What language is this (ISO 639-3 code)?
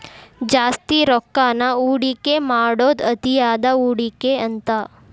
kan